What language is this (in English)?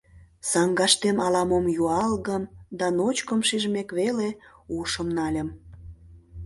Mari